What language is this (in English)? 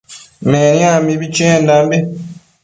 Matsés